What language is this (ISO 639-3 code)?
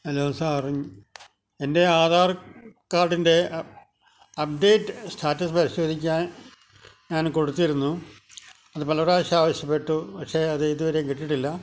mal